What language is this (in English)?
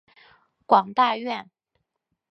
Chinese